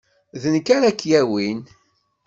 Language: Kabyle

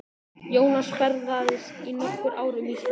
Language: Icelandic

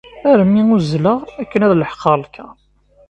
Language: Kabyle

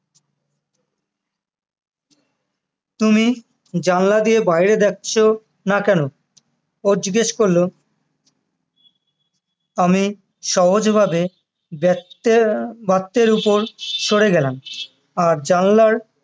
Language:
Bangla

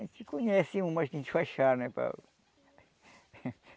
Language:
Portuguese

